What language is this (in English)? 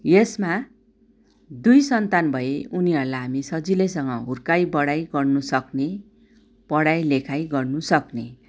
Nepali